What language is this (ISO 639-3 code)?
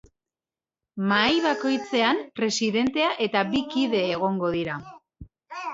eus